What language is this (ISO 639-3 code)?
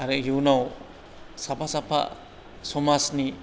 brx